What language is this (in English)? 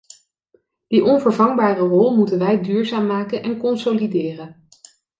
Dutch